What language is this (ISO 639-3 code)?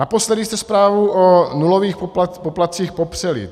ces